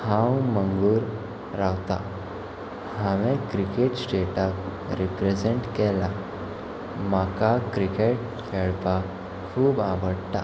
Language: Konkani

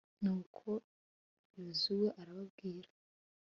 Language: Kinyarwanda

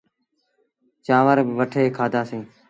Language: Sindhi Bhil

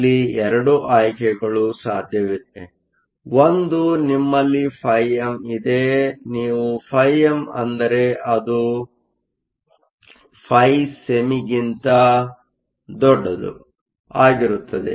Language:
Kannada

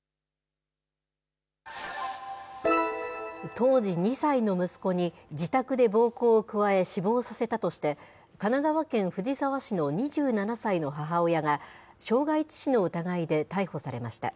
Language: Japanese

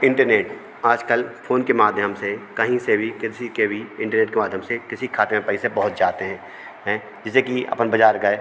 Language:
Hindi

